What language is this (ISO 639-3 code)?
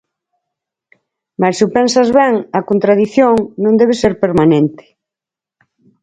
glg